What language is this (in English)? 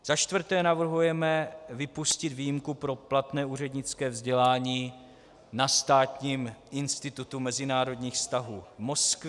Czech